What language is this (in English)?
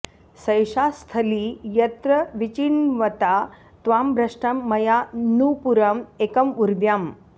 Sanskrit